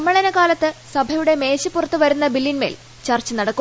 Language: Malayalam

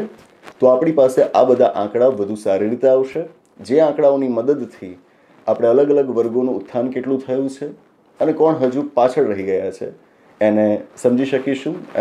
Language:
Gujarati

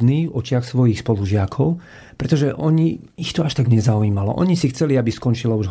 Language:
Slovak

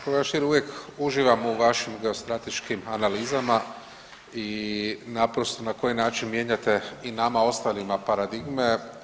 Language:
Croatian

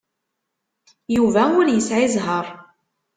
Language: Kabyle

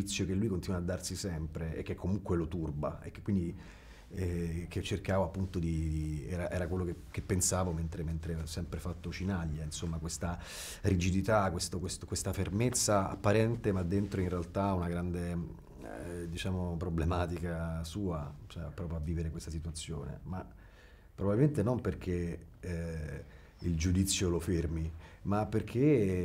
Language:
Italian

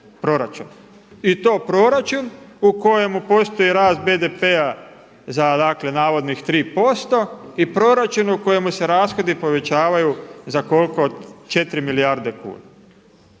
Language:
Croatian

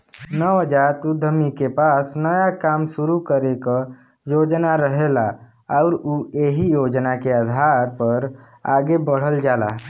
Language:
Bhojpuri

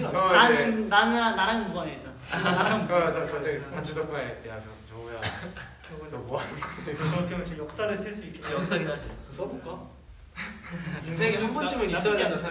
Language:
Korean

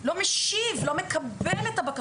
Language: Hebrew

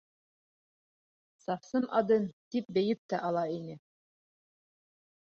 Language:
Bashkir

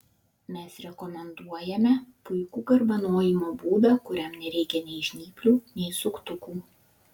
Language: Lithuanian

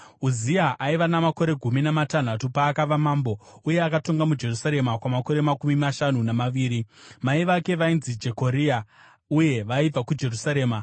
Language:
Shona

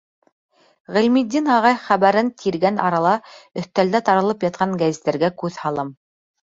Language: Bashkir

